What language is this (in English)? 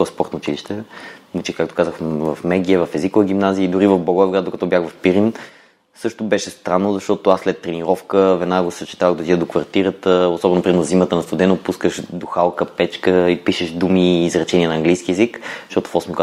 Bulgarian